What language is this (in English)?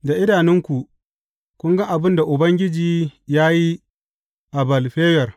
Hausa